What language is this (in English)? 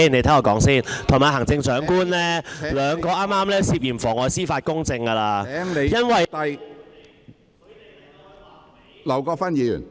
Cantonese